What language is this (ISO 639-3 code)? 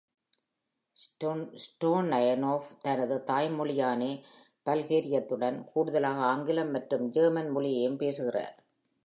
tam